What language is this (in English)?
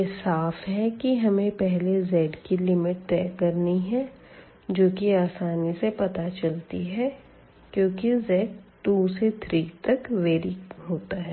Hindi